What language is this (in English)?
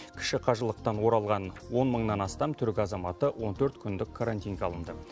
Kazakh